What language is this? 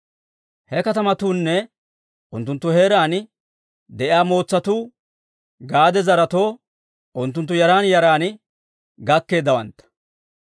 Dawro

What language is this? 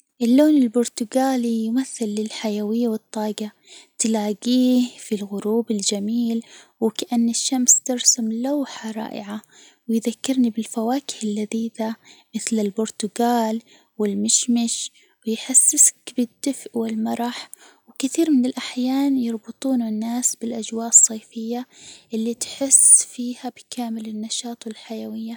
Hijazi Arabic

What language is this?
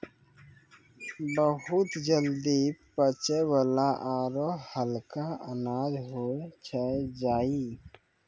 Maithili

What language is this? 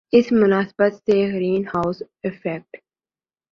Urdu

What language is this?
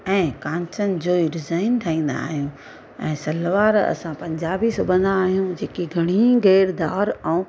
Sindhi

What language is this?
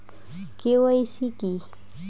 Bangla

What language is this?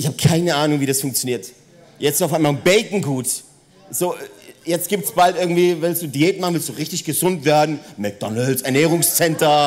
German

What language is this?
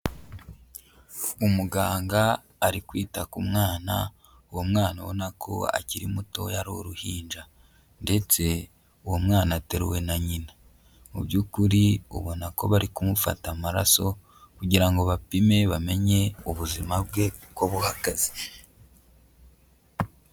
Kinyarwanda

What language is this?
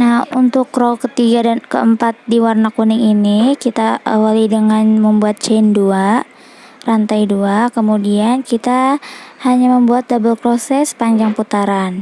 Indonesian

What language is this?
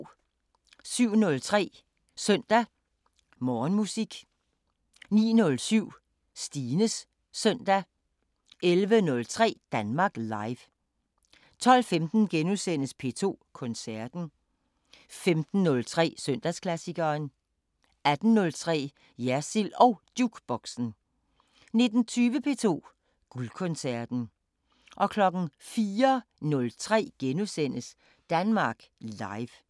Danish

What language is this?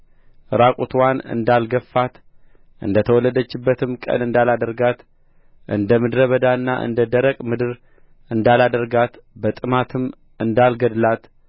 Amharic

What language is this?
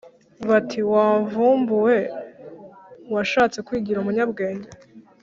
Kinyarwanda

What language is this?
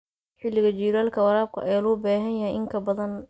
Somali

